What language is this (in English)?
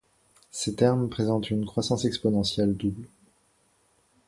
French